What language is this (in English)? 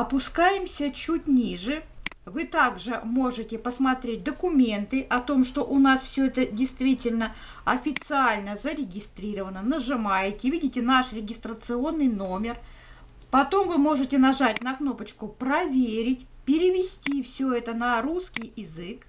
Russian